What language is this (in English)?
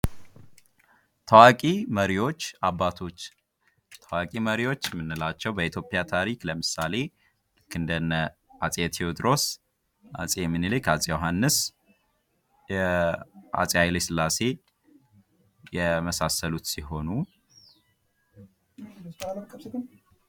Amharic